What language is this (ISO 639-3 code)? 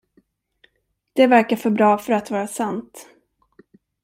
swe